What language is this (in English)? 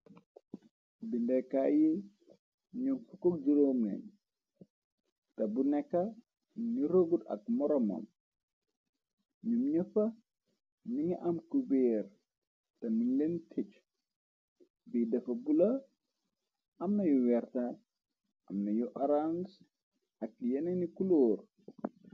Wolof